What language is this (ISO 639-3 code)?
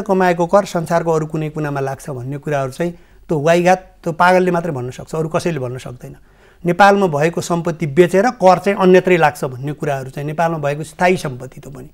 ron